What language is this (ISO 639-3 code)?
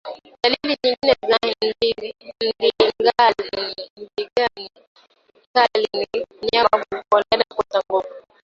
swa